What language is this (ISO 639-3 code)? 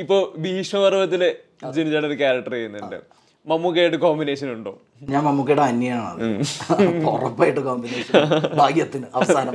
mal